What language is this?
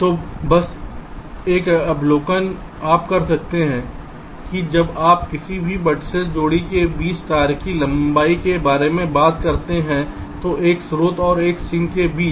Hindi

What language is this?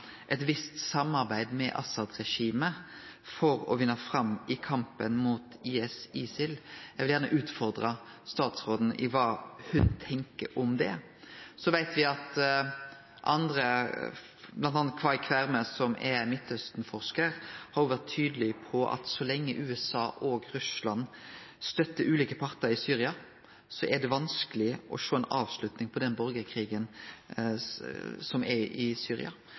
Norwegian Nynorsk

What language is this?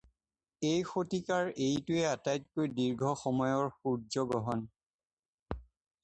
Assamese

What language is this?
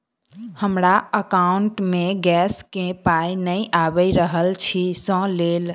Maithili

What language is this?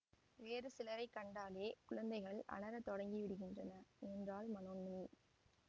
Tamil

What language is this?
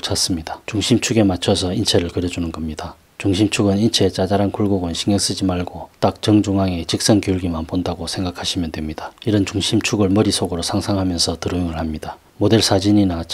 Korean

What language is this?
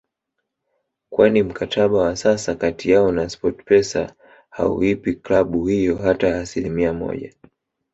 Swahili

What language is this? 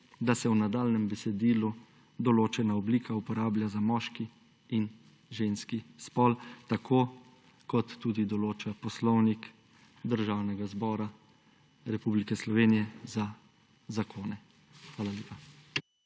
Slovenian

